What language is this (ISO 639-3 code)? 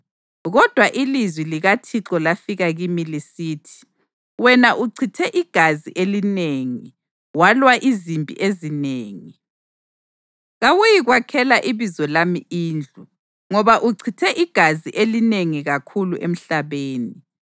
nde